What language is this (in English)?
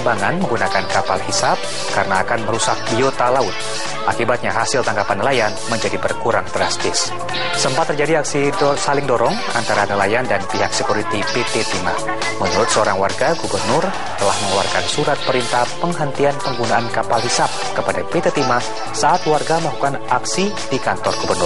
Indonesian